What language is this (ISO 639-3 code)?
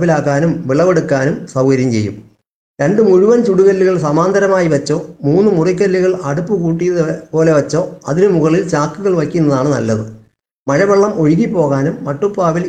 mal